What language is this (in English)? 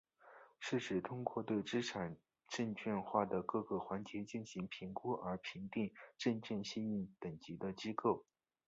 Chinese